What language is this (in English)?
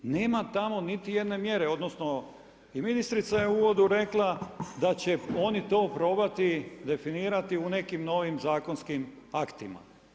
Croatian